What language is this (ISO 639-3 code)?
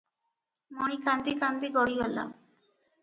ori